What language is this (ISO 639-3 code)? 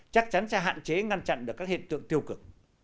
vie